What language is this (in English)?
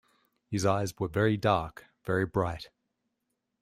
English